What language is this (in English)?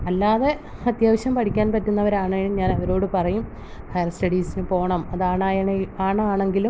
Malayalam